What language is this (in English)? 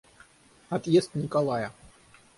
Russian